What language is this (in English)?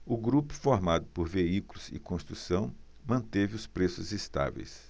Portuguese